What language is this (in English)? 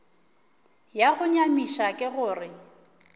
Northern Sotho